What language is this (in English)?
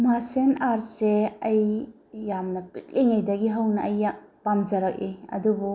Manipuri